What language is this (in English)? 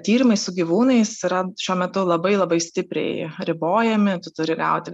Lithuanian